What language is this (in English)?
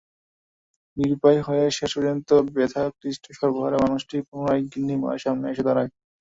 Bangla